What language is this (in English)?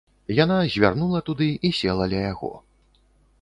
Belarusian